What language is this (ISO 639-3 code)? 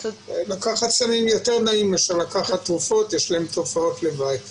heb